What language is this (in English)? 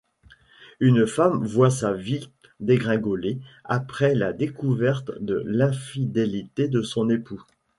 French